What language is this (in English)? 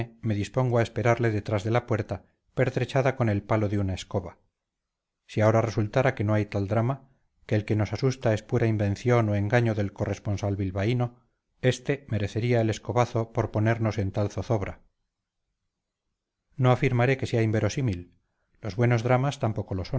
Spanish